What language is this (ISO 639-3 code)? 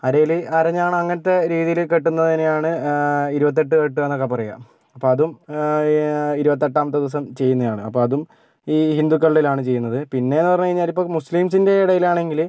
mal